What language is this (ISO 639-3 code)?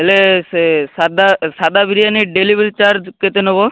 ori